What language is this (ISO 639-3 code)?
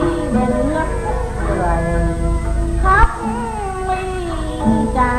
vie